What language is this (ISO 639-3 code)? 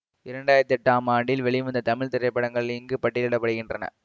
tam